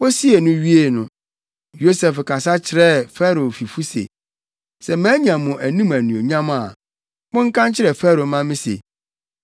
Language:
Akan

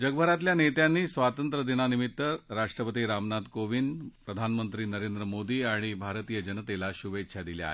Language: Marathi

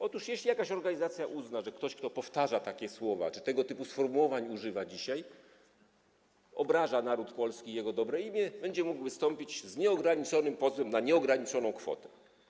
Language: Polish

